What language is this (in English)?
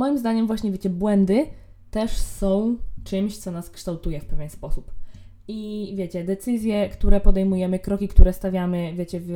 Polish